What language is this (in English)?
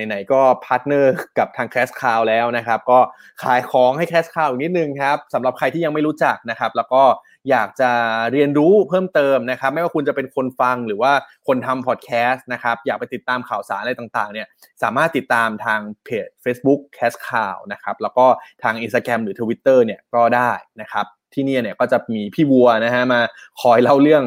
Thai